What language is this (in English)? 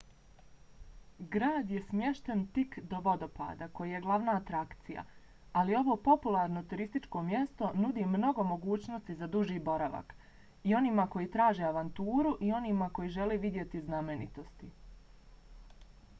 Bosnian